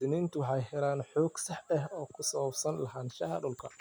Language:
Somali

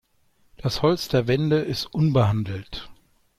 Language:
German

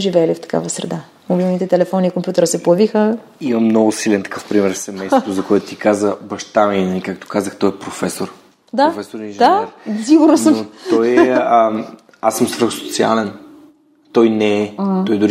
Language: Bulgarian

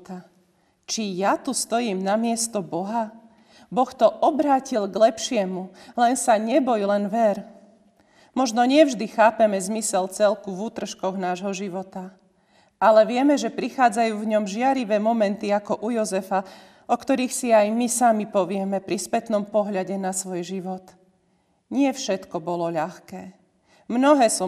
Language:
Slovak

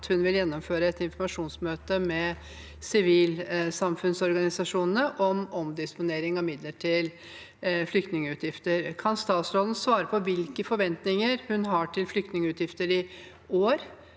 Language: Norwegian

